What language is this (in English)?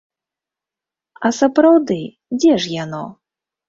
Belarusian